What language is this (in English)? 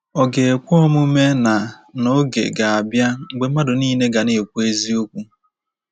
Igbo